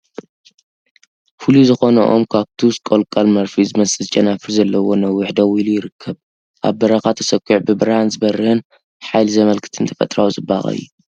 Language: Tigrinya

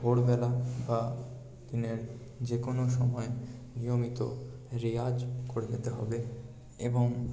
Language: Bangla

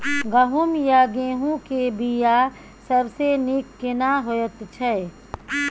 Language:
Maithili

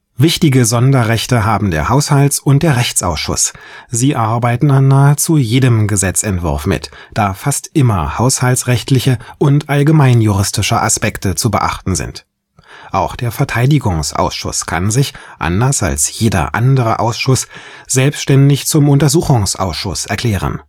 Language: German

